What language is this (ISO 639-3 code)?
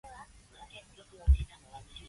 eng